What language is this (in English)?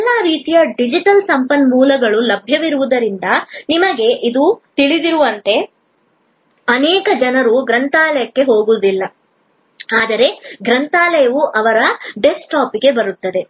Kannada